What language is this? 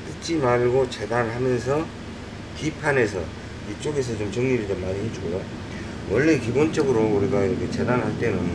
Korean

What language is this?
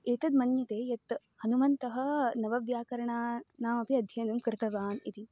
Sanskrit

